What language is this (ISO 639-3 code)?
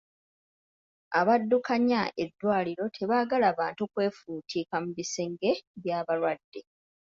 lug